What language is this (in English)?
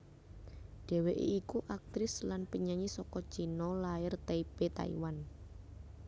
Javanese